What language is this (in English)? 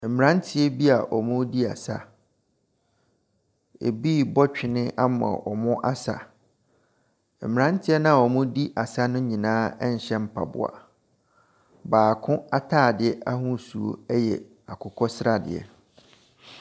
Akan